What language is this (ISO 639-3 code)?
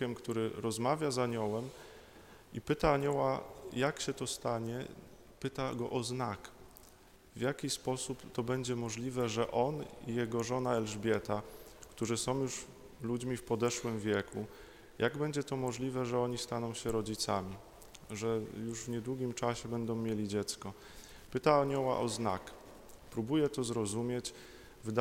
pol